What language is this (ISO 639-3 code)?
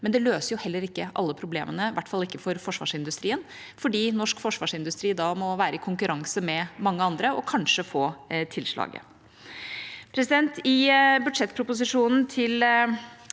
nor